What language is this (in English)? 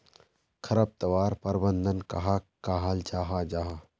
Magahi